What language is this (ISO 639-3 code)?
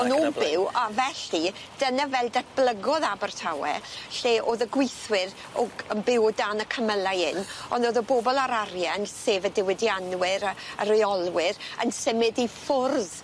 cym